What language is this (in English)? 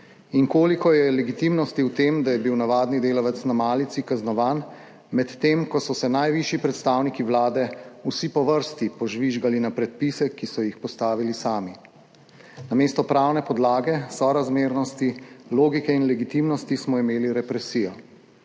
Slovenian